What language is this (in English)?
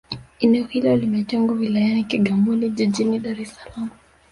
Swahili